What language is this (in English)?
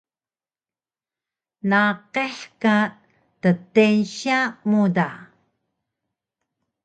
Taroko